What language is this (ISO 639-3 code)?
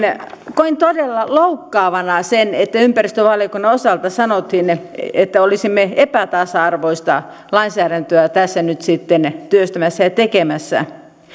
fin